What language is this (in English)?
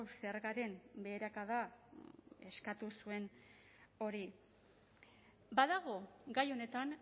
Basque